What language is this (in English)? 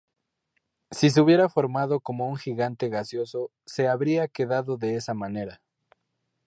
Spanish